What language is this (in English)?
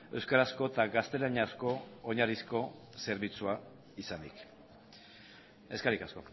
Basque